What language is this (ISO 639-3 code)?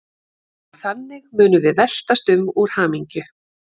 isl